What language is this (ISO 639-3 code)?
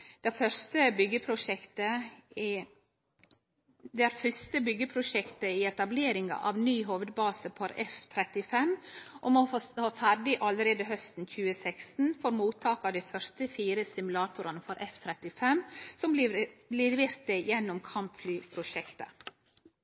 nno